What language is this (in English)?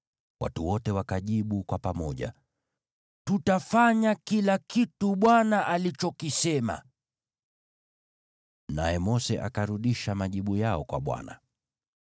Swahili